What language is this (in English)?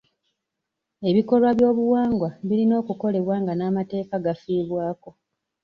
Ganda